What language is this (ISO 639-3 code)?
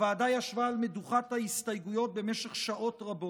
heb